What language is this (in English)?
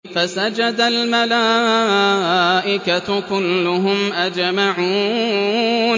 Arabic